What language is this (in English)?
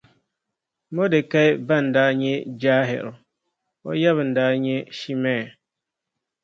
Dagbani